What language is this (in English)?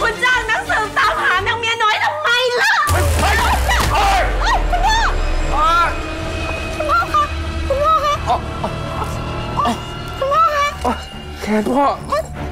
Thai